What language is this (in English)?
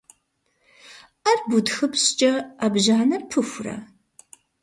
Kabardian